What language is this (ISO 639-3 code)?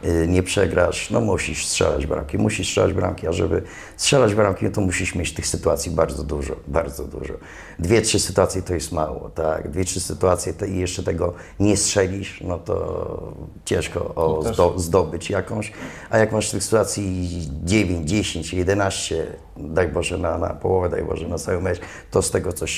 pol